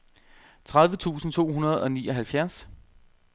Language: Danish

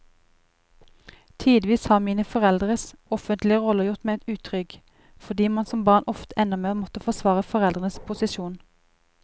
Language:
Norwegian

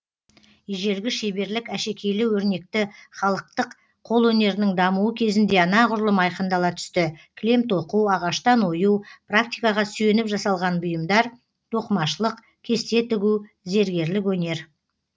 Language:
Kazakh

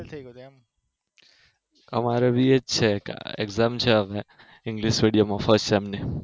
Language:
Gujarati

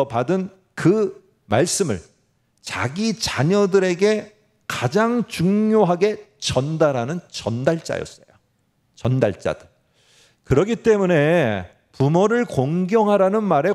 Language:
Korean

